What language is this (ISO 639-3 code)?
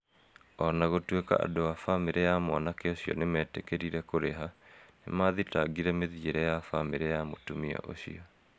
kik